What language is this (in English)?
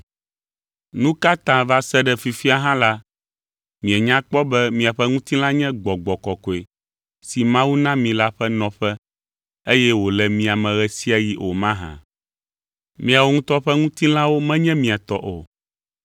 Ewe